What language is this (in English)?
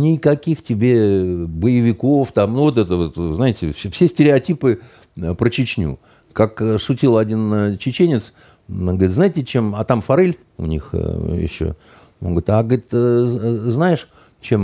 Russian